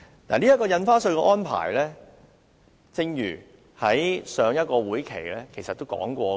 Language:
Cantonese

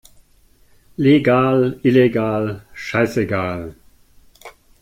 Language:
German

